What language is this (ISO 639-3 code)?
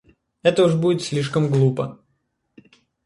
rus